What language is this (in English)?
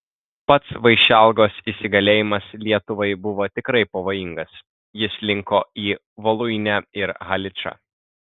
Lithuanian